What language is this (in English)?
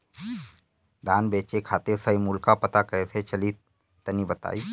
Bhojpuri